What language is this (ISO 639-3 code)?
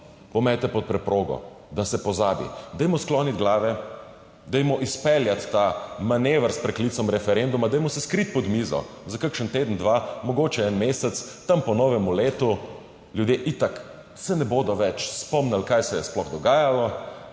slv